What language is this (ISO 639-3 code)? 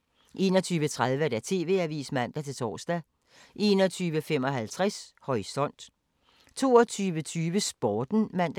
dan